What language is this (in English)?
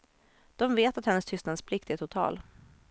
Swedish